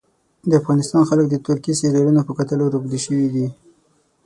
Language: Pashto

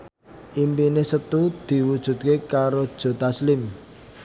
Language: Javanese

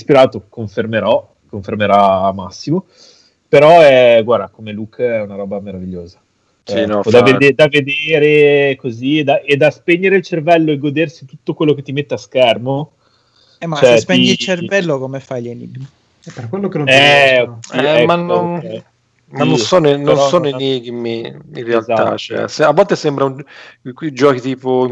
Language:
Italian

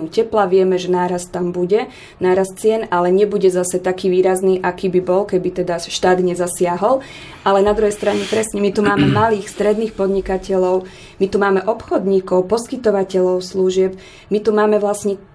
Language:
Slovak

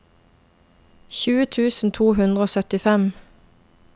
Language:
Norwegian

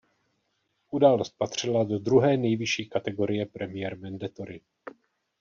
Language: Czech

